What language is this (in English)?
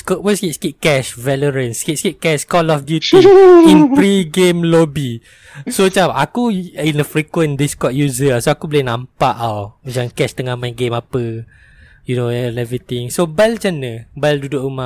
Malay